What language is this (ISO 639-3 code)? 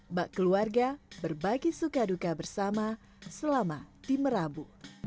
ind